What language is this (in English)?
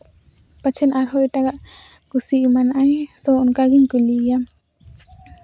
Santali